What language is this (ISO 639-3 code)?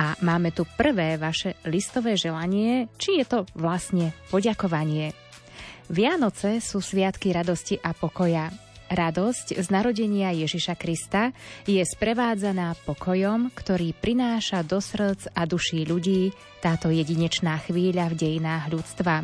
slk